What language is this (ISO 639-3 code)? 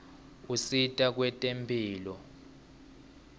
ssw